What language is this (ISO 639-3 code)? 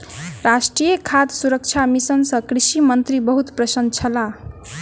mai